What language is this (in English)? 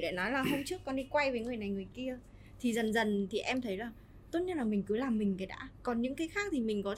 Vietnamese